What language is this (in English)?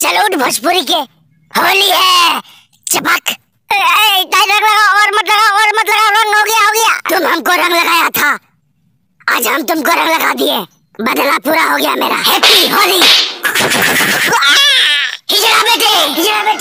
Hindi